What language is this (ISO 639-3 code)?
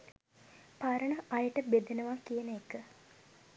sin